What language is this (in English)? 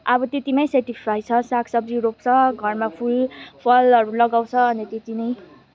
Nepali